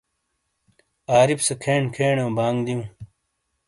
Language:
Shina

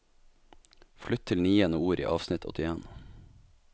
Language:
Norwegian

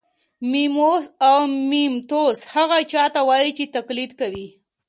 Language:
Pashto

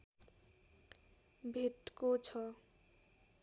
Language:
Nepali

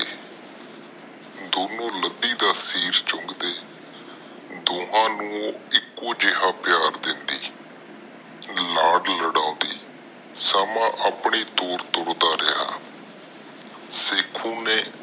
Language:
Punjabi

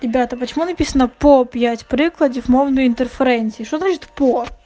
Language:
Russian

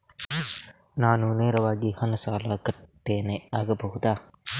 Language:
Kannada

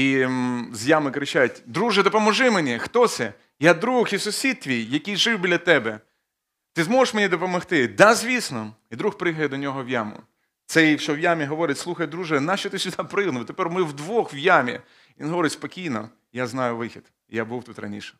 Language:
Ukrainian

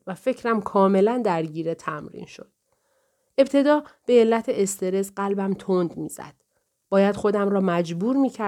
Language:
Persian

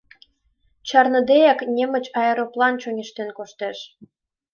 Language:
Mari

